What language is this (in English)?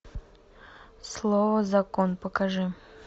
Russian